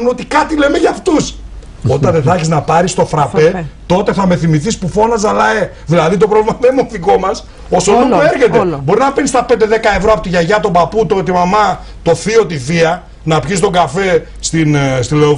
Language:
Greek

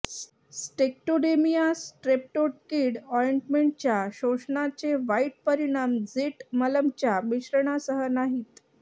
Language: Marathi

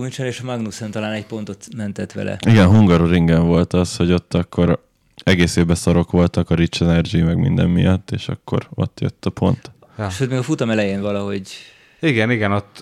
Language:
Hungarian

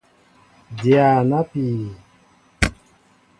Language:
Mbo (Cameroon)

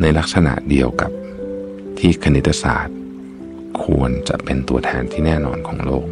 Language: Thai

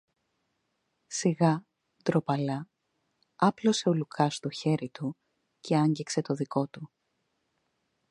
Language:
Greek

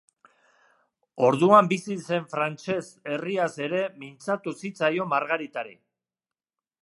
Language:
Basque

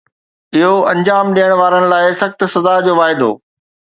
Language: Sindhi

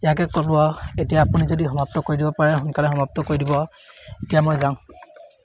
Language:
Assamese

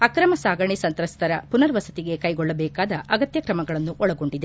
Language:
Kannada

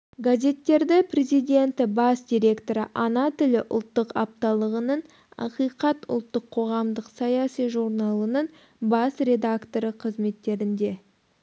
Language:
Kazakh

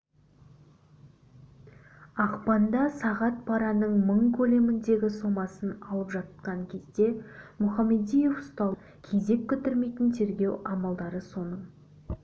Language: Kazakh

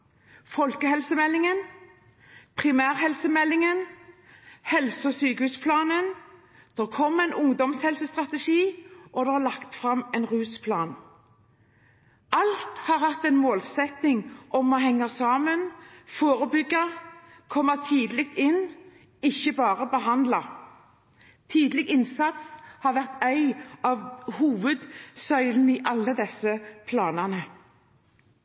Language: Norwegian Bokmål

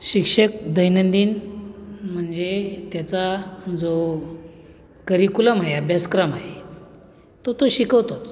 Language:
Marathi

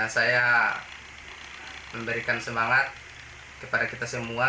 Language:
Indonesian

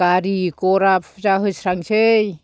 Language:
Bodo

